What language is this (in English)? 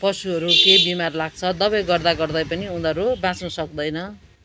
Nepali